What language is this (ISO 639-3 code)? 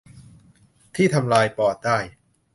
tha